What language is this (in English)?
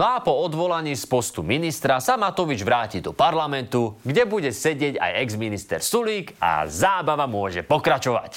Slovak